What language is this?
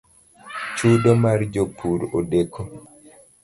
Luo (Kenya and Tanzania)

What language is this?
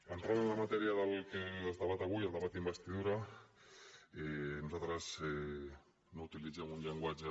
Catalan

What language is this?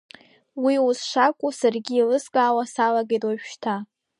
Abkhazian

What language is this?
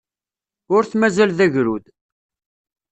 Kabyle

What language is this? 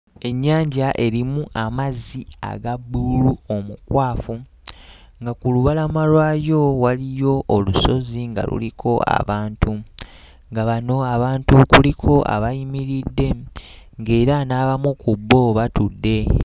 Ganda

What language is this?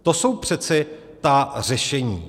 Czech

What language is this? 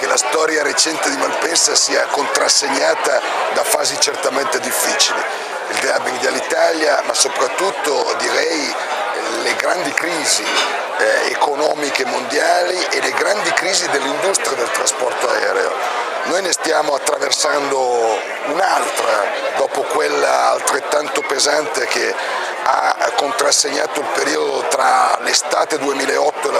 Italian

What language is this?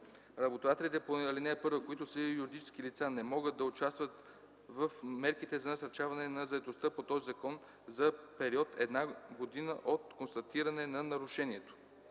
Bulgarian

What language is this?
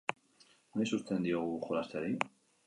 Basque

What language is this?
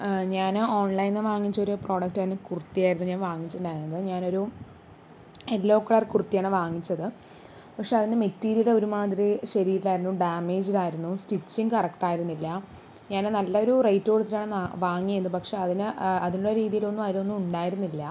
Malayalam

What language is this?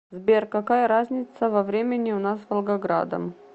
Russian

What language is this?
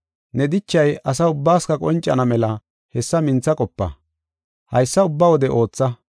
Gofa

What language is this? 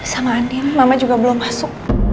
Indonesian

